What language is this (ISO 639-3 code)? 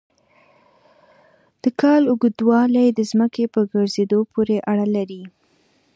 pus